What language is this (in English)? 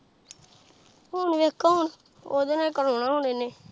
Punjabi